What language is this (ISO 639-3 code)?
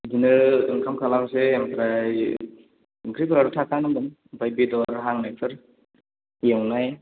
brx